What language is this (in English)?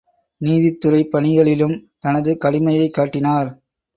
Tamil